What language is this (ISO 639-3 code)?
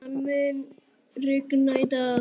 isl